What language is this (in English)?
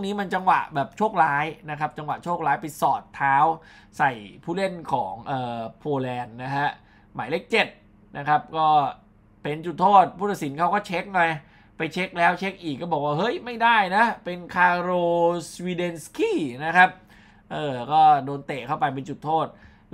Thai